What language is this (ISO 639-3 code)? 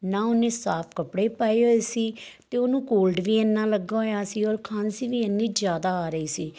pan